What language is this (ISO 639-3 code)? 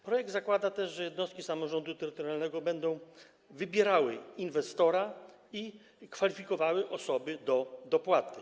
pol